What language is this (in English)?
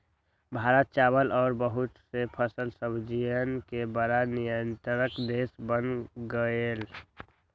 Magahi